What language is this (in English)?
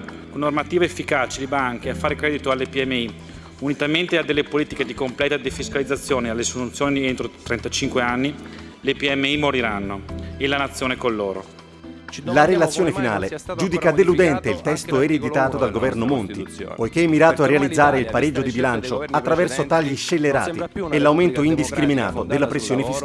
Italian